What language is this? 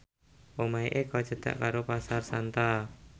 Javanese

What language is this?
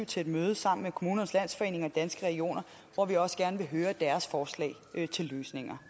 Danish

